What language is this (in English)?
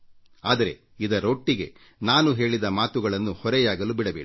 Kannada